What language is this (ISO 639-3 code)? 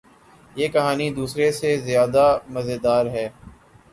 urd